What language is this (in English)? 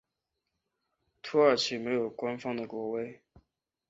Chinese